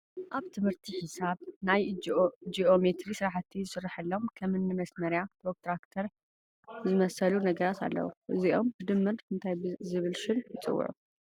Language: Tigrinya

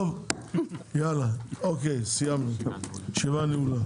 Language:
Hebrew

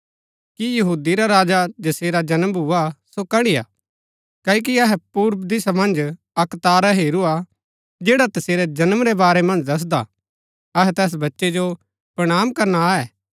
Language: Gaddi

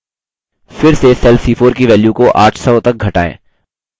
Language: Hindi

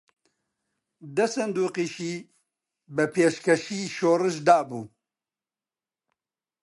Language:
Central Kurdish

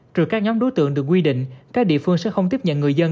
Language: Vietnamese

